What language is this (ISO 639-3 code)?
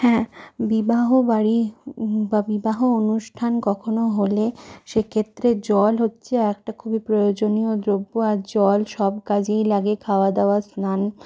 ben